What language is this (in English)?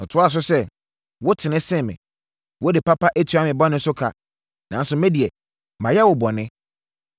Akan